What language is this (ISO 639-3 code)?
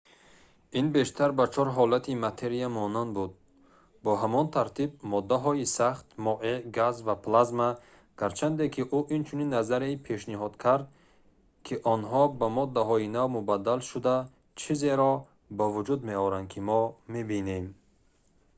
tgk